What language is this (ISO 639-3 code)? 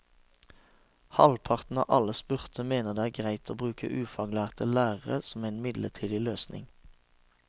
nor